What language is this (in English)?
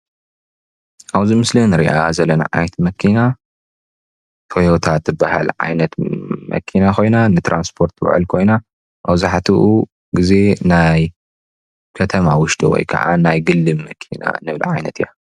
Tigrinya